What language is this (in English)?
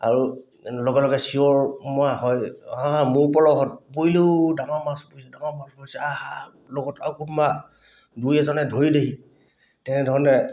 Assamese